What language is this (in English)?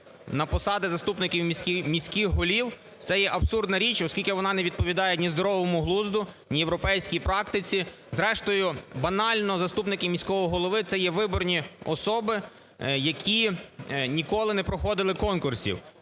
Ukrainian